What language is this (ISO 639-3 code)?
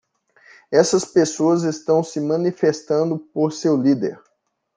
por